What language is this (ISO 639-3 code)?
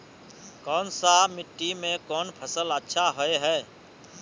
mag